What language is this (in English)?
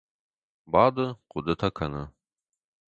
Ossetic